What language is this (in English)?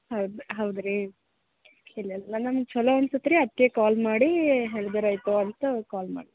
Kannada